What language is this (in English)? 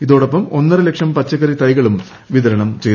Malayalam